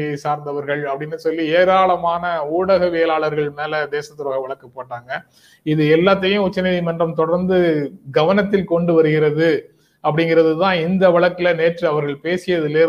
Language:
Tamil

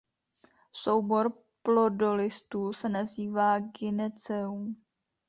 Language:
Czech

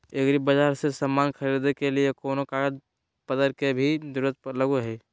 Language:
Magahi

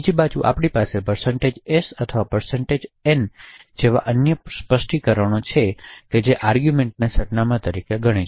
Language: Gujarati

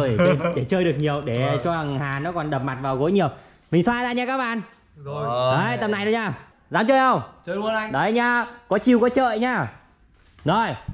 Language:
Vietnamese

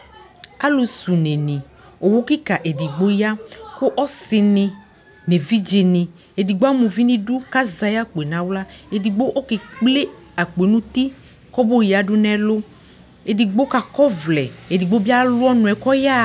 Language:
Ikposo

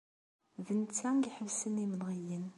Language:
Kabyle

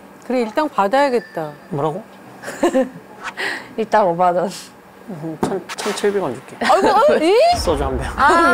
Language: Korean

